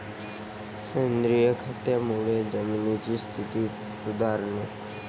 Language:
Marathi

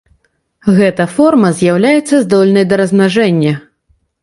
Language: Belarusian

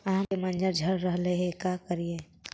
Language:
Magahi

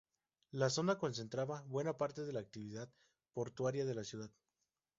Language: Spanish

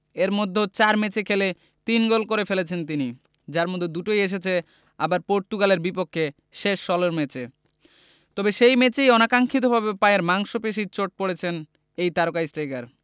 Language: Bangla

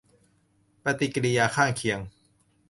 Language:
Thai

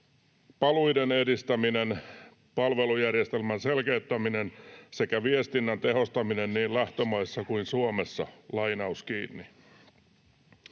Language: Finnish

